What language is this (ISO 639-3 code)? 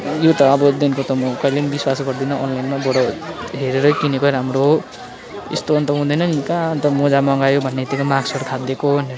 nep